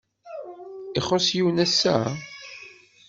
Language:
Kabyle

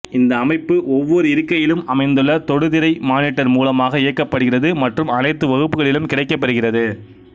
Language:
Tamil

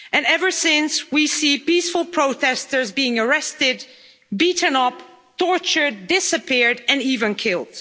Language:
English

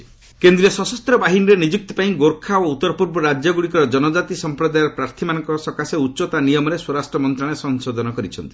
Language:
Odia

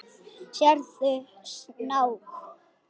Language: Icelandic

